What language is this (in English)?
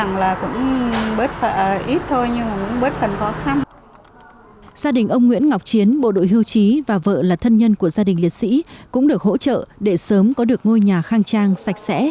Vietnamese